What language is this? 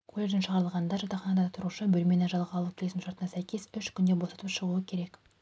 Kazakh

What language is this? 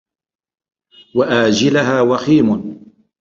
Arabic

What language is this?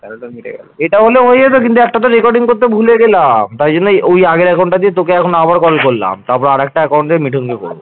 Bangla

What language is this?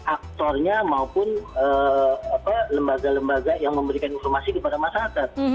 Indonesian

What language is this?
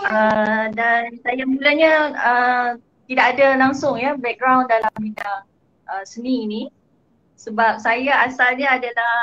Malay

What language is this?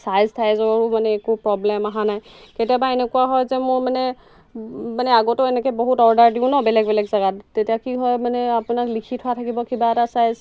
Assamese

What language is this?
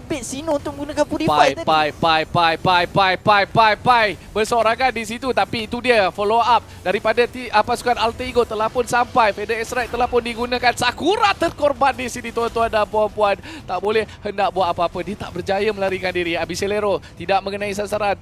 Malay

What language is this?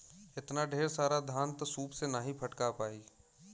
Bhojpuri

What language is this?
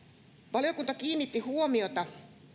Finnish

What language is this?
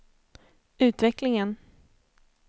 Swedish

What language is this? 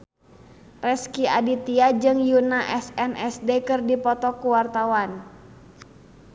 Sundanese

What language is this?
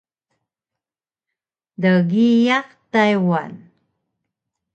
Taroko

